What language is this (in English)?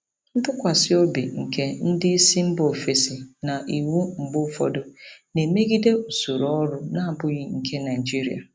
Igbo